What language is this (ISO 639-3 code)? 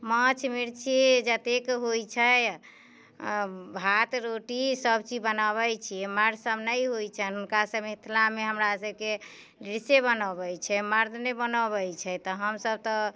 mai